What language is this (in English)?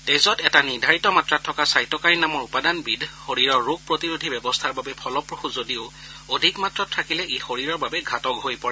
Assamese